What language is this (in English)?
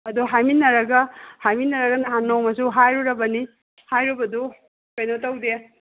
Manipuri